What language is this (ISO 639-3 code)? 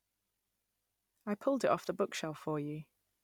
eng